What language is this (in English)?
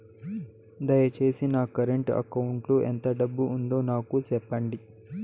Telugu